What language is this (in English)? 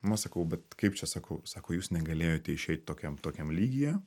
Lithuanian